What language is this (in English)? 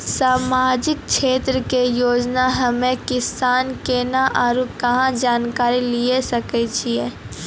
Maithili